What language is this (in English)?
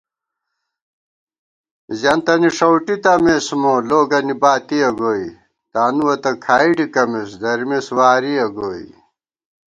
Gawar-Bati